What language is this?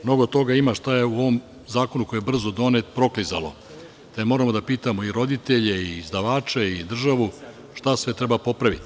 Serbian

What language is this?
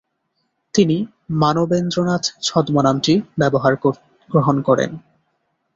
Bangla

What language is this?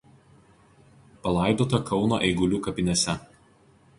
Lithuanian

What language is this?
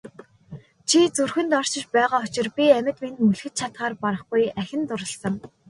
Mongolian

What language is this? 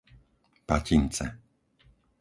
Slovak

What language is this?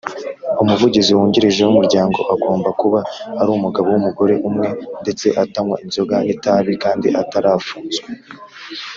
Kinyarwanda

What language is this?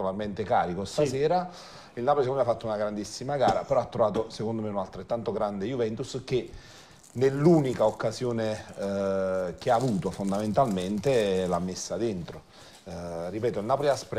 Italian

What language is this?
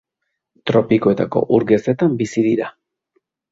Basque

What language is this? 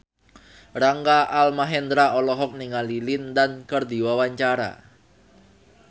Sundanese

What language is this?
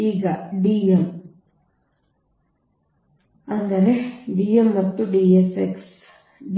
Kannada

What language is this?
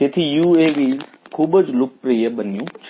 Gujarati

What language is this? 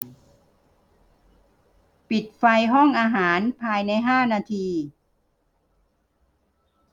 Thai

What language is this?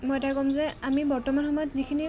Assamese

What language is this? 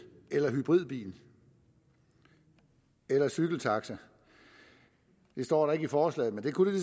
Danish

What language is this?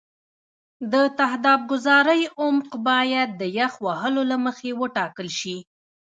Pashto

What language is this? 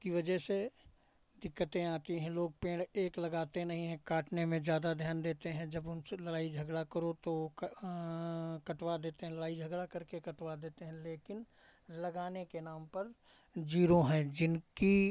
Hindi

